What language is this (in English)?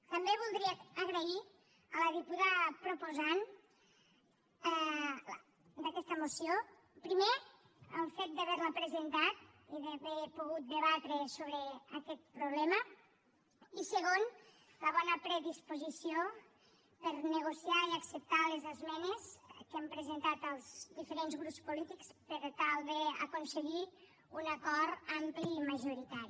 Catalan